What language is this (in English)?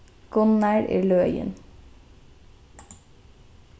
Faroese